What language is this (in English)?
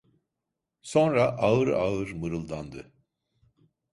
Turkish